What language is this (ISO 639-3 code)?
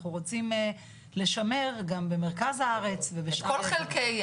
heb